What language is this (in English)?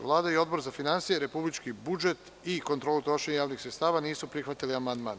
Serbian